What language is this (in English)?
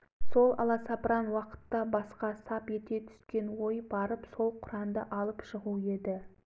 Kazakh